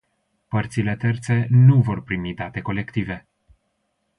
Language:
Romanian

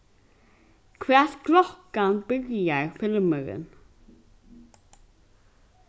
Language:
Faroese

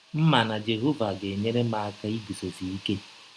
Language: Igbo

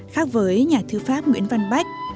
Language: Vietnamese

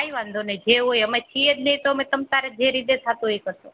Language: Gujarati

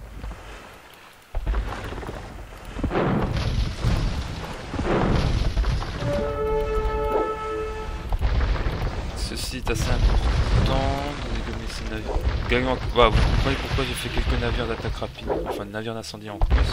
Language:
French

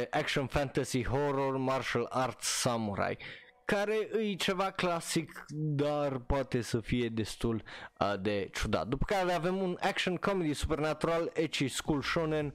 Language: Romanian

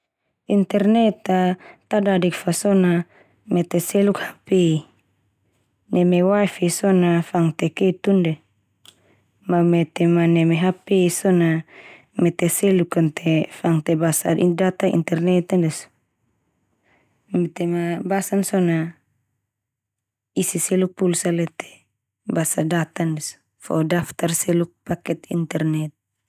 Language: Termanu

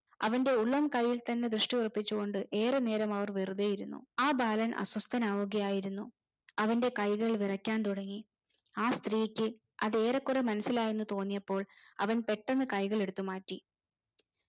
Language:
Malayalam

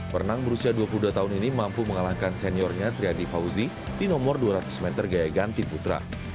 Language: Indonesian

